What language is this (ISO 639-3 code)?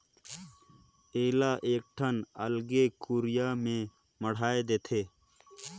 hne